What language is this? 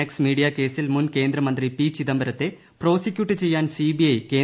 Malayalam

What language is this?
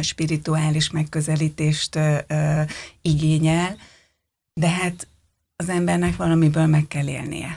Hungarian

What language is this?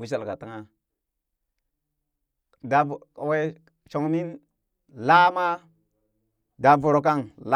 Burak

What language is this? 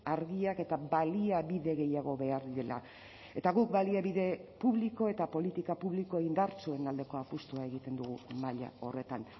Basque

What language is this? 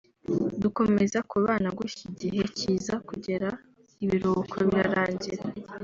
Kinyarwanda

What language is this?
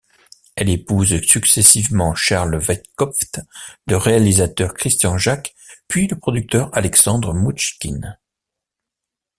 French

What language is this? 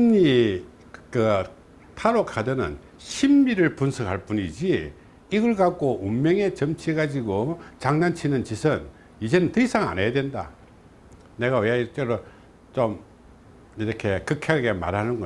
Korean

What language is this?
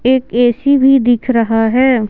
Hindi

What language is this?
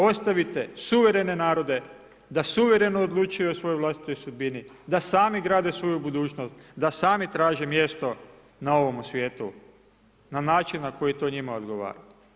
Croatian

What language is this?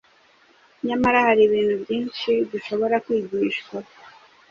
Kinyarwanda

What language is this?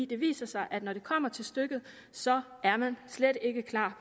Danish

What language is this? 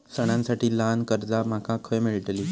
Marathi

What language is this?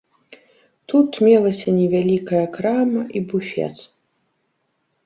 Belarusian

